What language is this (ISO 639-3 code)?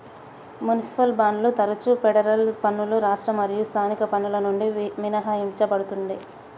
tel